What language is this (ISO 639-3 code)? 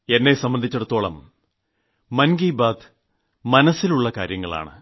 mal